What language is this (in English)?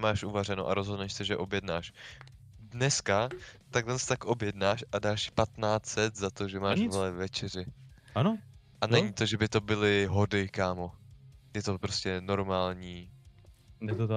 Czech